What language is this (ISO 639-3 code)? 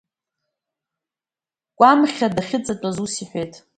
abk